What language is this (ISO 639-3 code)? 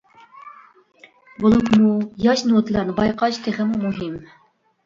uig